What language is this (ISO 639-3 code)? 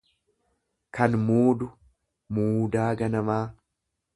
orm